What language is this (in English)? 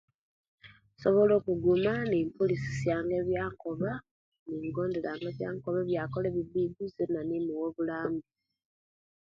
Kenyi